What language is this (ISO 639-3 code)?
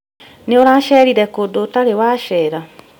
kik